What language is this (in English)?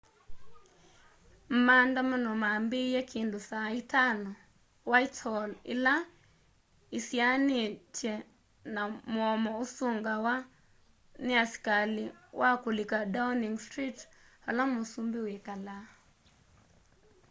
Kamba